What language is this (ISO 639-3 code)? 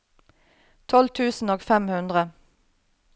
nor